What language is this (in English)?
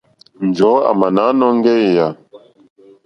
Mokpwe